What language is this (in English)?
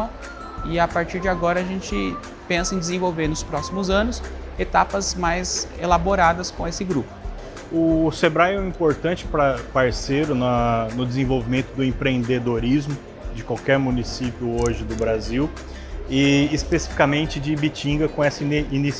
Portuguese